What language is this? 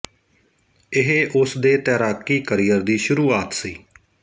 Punjabi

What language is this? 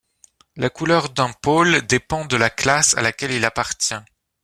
French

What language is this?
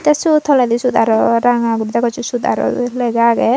Chakma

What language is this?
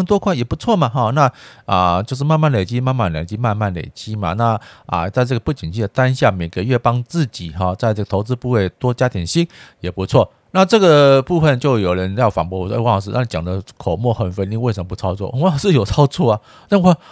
Chinese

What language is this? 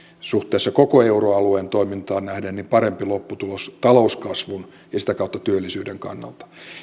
Finnish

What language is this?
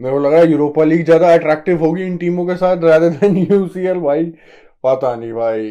Hindi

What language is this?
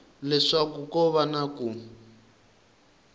Tsonga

